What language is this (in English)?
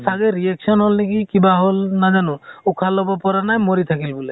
Assamese